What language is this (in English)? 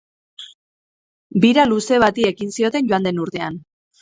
Basque